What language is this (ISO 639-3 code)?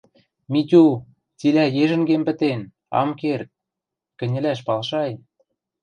mrj